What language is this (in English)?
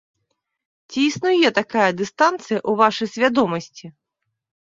Belarusian